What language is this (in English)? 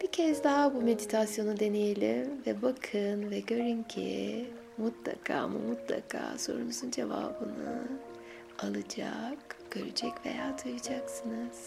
Turkish